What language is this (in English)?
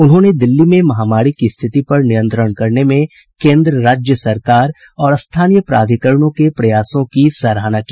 Hindi